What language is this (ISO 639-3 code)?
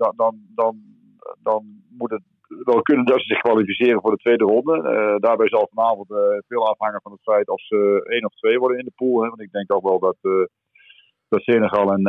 nld